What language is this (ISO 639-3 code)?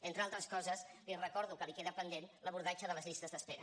cat